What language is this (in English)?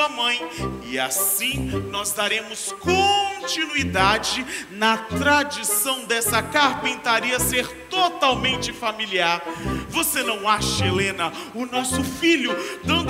Portuguese